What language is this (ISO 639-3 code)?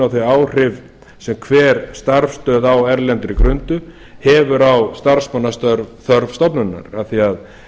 isl